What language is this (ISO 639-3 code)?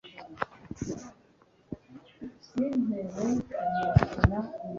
kin